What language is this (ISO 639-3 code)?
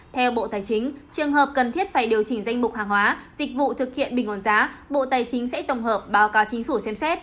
vie